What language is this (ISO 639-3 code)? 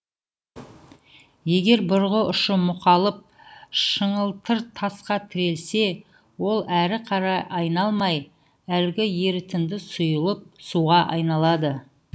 kaz